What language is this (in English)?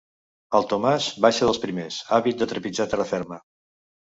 Catalan